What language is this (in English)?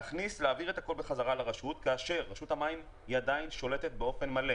Hebrew